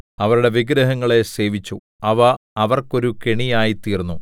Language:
Malayalam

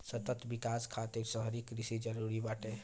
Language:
Bhojpuri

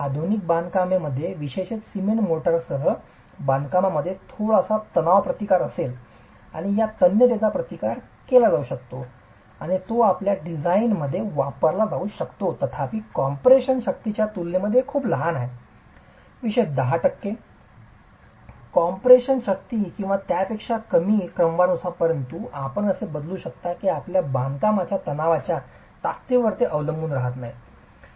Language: Marathi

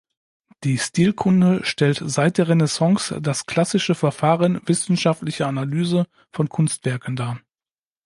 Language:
German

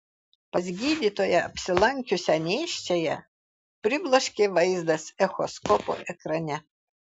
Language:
Lithuanian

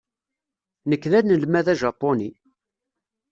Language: Kabyle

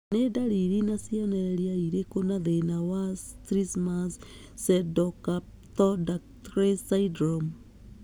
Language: Kikuyu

